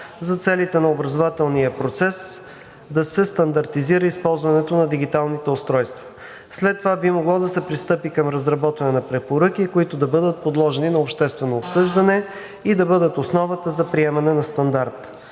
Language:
Bulgarian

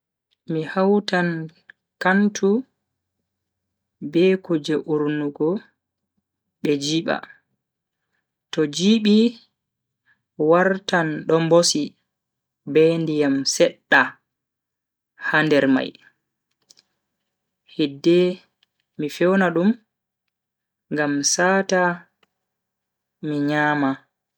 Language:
Bagirmi Fulfulde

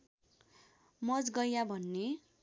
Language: Nepali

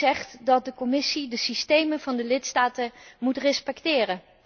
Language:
Dutch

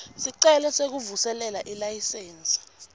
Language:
Swati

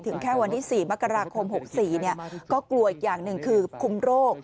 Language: Thai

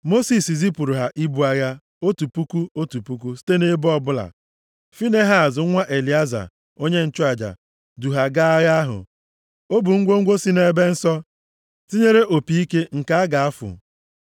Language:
Igbo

